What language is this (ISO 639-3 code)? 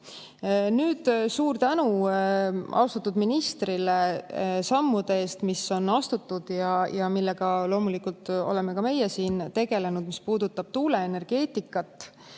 est